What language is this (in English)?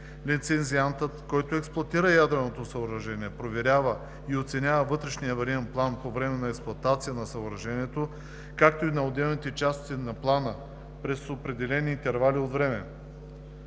Bulgarian